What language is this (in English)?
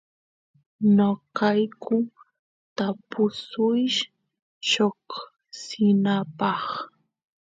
Santiago del Estero Quichua